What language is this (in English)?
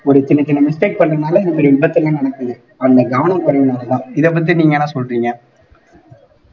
Tamil